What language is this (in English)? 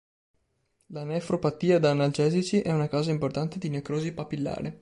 Italian